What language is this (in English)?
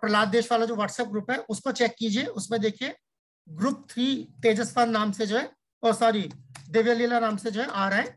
Hindi